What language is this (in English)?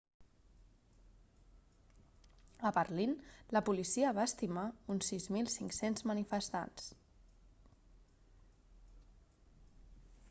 Catalan